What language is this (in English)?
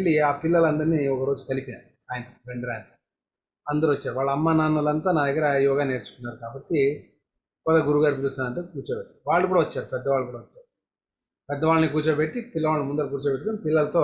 Telugu